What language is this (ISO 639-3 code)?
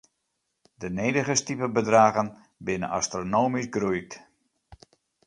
fry